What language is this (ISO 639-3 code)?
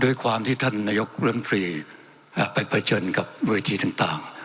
tha